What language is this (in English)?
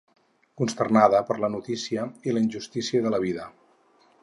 Catalan